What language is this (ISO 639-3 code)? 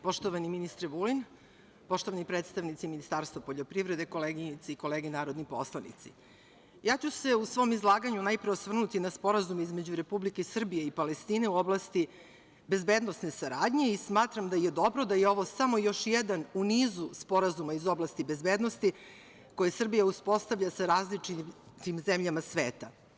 srp